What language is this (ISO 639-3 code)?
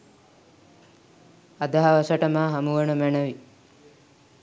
sin